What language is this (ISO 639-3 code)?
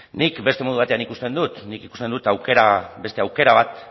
eus